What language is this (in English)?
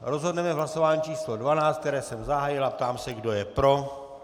Czech